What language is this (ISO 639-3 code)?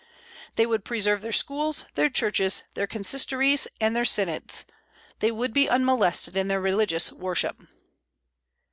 eng